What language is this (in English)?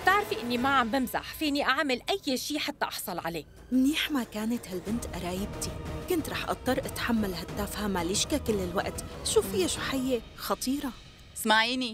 Arabic